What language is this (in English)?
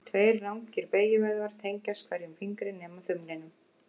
Icelandic